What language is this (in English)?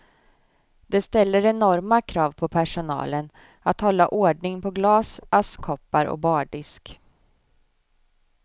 Swedish